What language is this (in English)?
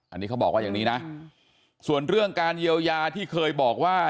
Thai